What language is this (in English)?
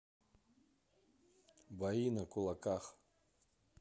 Russian